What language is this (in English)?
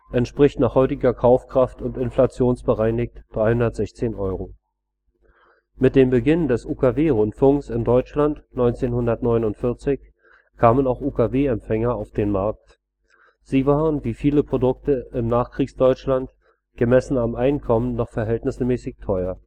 German